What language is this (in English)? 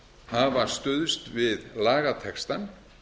Icelandic